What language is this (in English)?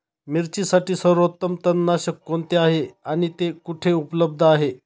Marathi